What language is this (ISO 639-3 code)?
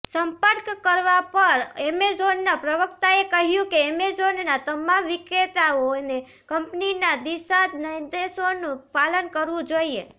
guj